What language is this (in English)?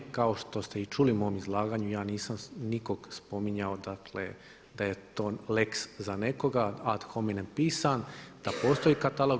Croatian